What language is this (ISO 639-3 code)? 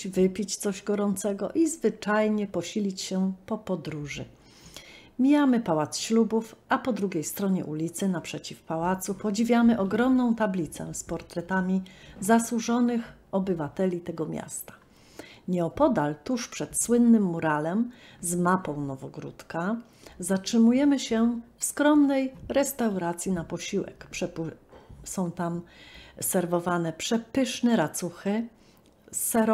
pol